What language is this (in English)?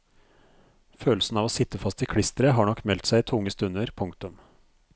Norwegian